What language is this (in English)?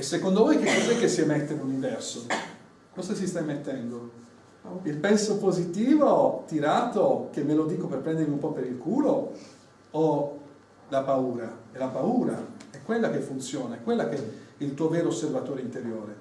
Italian